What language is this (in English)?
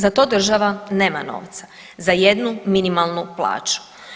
Croatian